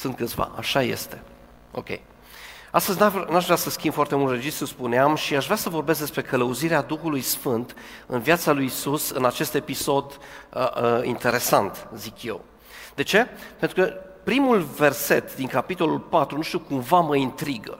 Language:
Romanian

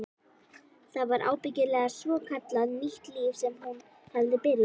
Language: Icelandic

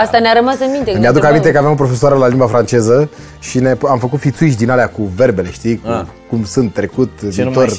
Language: Romanian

